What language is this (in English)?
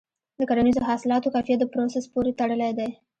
Pashto